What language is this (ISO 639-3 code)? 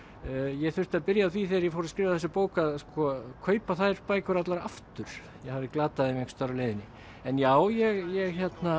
isl